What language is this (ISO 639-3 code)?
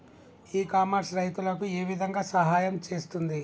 tel